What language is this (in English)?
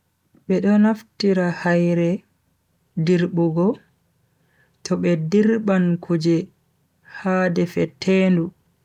Bagirmi Fulfulde